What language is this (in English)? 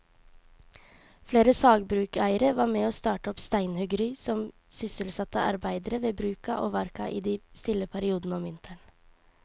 Norwegian